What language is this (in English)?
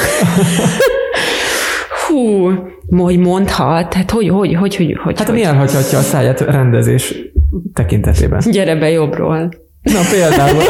Hungarian